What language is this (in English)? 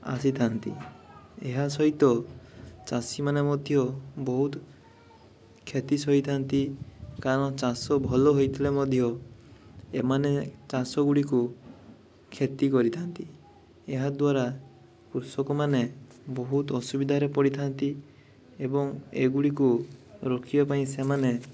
Odia